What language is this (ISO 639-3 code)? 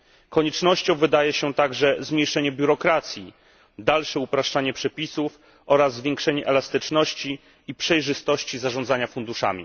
pol